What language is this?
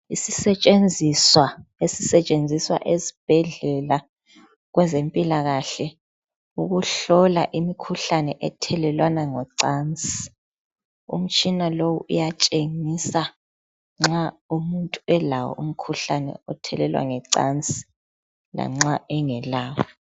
North Ndebele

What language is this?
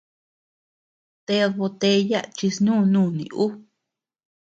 Tepeuxila Cuicatec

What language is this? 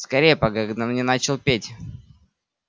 Russian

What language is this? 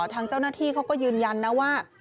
Thai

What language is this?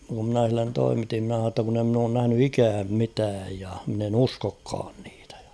Finnish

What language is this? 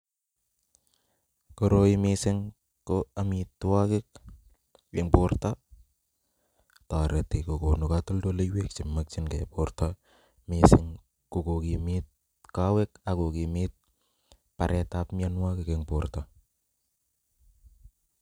Kalenjin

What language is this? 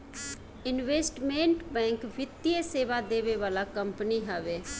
Bhojpuri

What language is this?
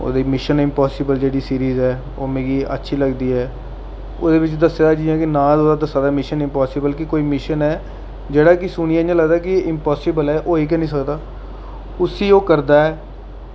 Dogri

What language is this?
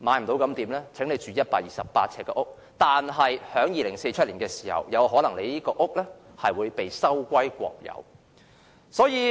Cantonese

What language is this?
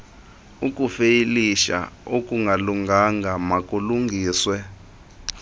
Xhosa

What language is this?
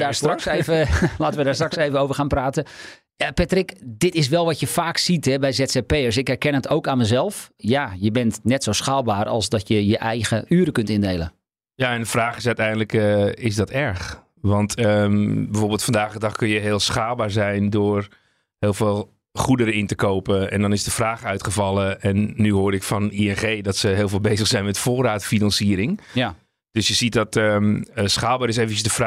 Dutch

